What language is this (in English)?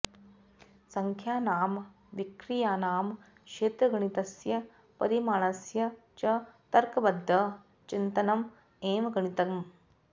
Sanskrit